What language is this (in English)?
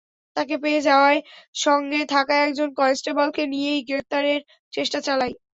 Bangla